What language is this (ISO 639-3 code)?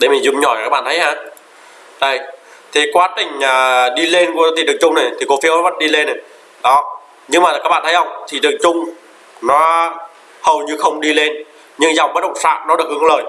vie